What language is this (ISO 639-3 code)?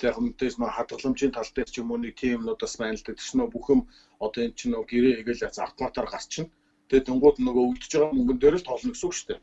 tur